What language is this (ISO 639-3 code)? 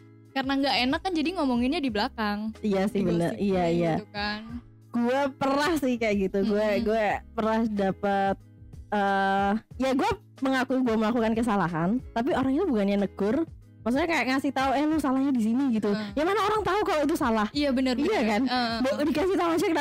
ind